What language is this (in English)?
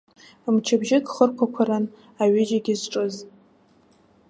Abkhazian